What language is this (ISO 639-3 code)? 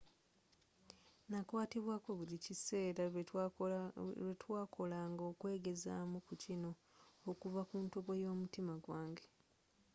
lug